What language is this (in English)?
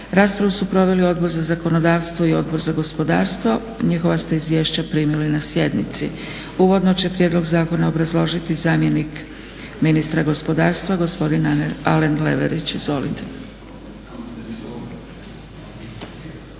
Croatian